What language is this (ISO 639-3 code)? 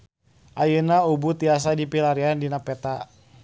sun